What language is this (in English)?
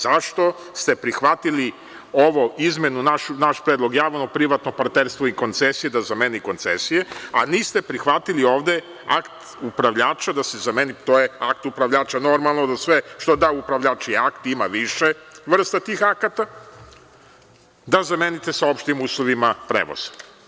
Serbian